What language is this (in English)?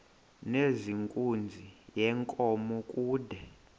Xhosa